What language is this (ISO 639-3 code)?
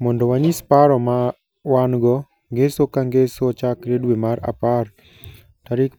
luo